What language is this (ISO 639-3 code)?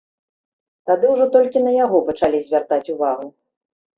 bel